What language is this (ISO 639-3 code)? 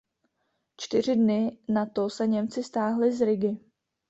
ces